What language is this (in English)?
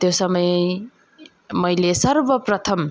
Nepali